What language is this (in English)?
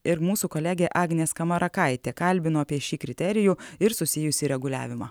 Lithuanian